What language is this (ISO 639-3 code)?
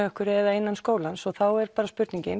isl